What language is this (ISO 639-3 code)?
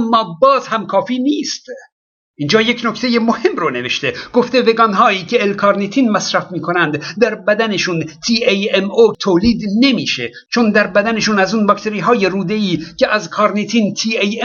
fas